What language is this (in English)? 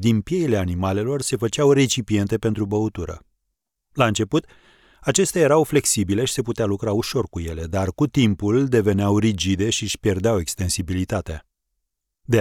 Romanian